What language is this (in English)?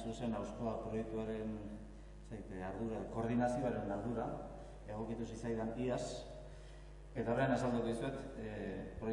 Spanish